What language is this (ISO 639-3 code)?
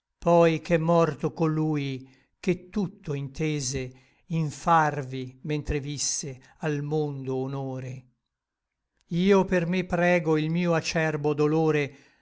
ita